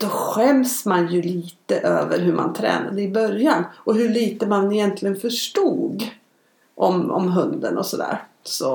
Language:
Swedish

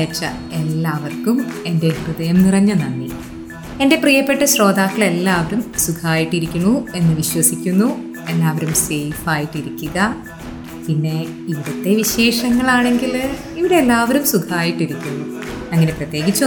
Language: Malayalam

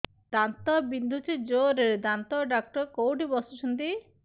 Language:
Odia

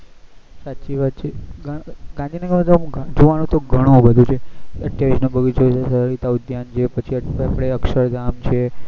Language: Gujarati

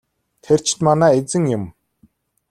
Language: Mongolian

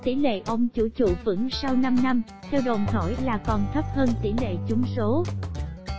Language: Vietnamese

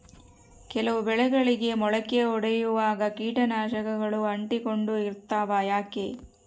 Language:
Kannada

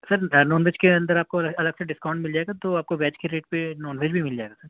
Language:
Urdu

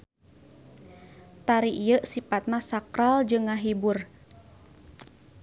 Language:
Sundanese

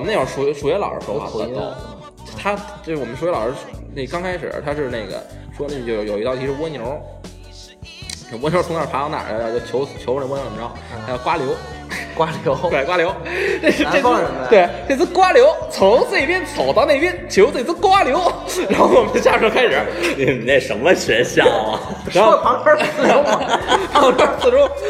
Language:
Chinese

